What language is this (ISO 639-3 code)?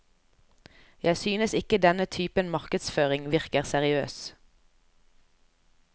nor